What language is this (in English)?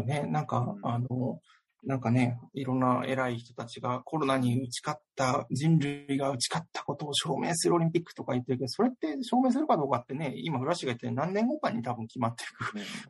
Japanese